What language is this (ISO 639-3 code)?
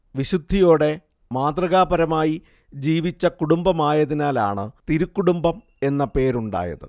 mal